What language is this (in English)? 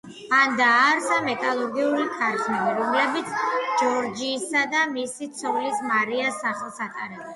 Georgian